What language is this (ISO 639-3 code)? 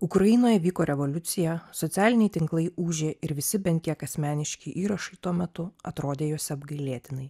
lit